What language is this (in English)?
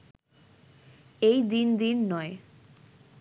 Bangla